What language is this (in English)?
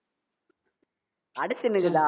Tamil